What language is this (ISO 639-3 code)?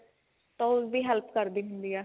pan